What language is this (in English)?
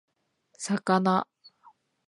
Japanese